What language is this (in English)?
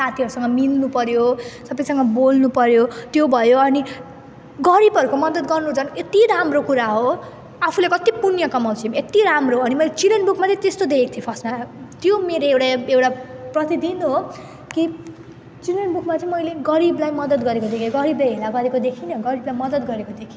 Nepali